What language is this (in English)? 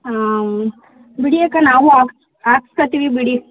Kannada